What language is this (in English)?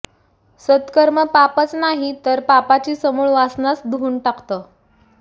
Marathi